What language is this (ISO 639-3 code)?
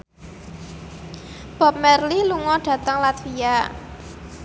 jav